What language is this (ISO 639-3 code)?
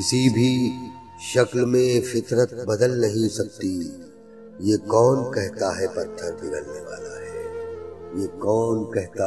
urd